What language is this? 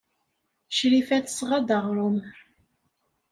Kabyle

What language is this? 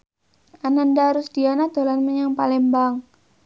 Javanese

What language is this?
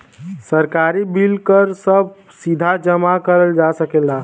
Bhojpuri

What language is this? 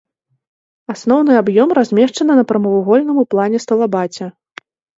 Belarusian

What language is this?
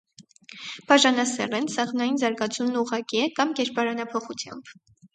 Armenian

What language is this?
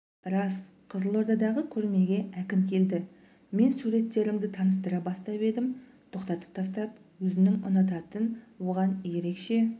Kazakh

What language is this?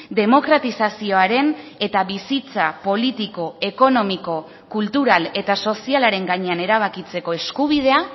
Basque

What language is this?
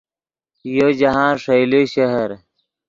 Yidgha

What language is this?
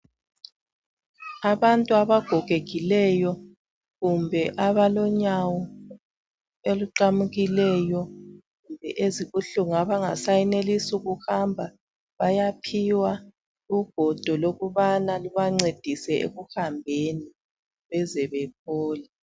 North Ndebele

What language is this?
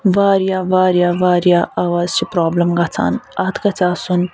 Kashmiri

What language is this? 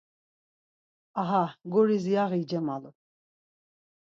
Laz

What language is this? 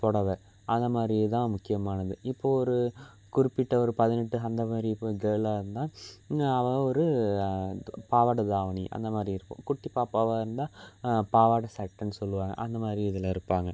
Tamil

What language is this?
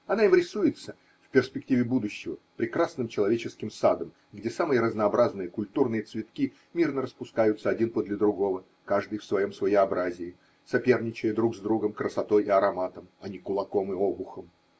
Russian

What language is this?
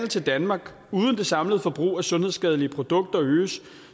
Danish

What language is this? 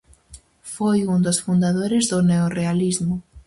Galician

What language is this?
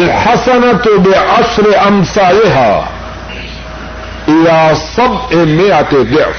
Urdu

